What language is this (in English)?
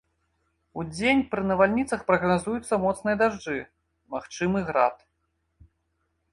Belarusian